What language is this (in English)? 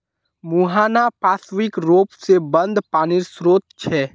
Magahi